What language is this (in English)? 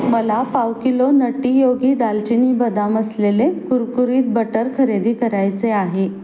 Marathi